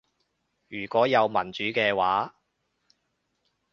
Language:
Cantonese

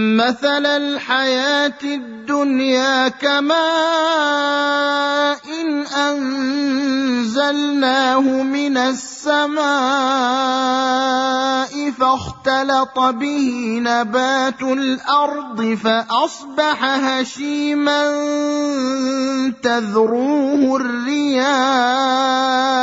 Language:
Arabic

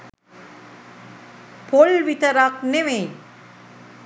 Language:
Sinhala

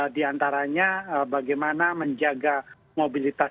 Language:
Indonesian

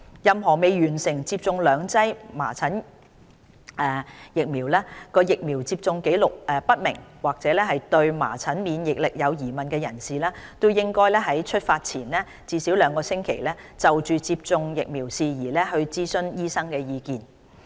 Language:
Cantonese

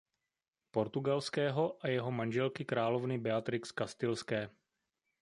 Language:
Czech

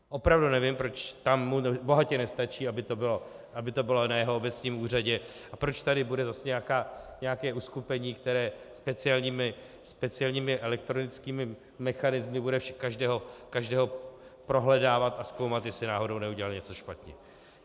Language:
Czech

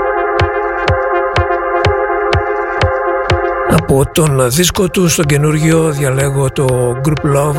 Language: Greek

